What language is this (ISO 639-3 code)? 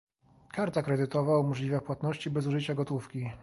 pol